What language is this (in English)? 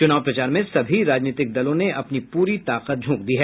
Hindi